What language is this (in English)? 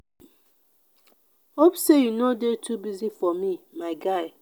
Nigerian Pidgin